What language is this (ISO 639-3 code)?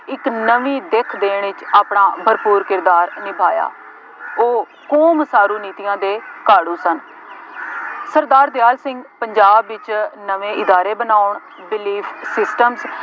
pan